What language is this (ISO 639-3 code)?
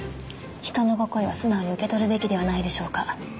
jpn